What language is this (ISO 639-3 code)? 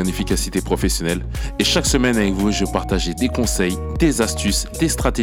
fra